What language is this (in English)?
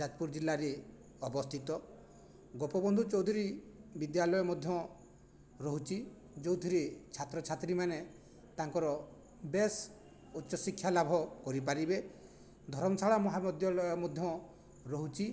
Odia